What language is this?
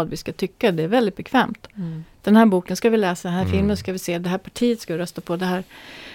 Swedish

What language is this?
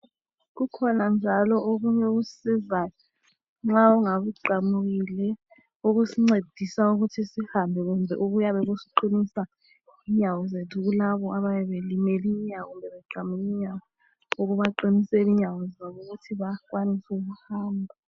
North Ndebele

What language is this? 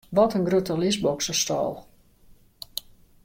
Western Frisian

